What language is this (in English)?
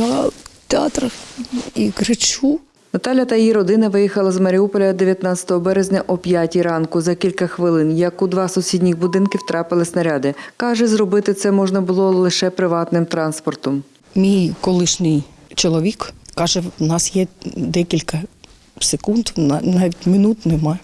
Ukrainian